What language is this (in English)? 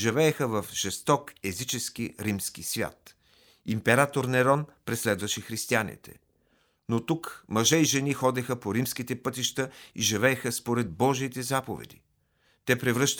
Bulgarian